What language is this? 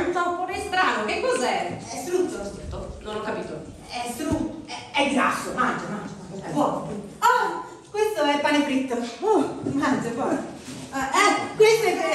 Italian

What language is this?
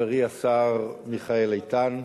Hebrew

